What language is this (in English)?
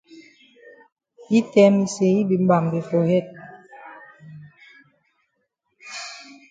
Cameroon Pidgin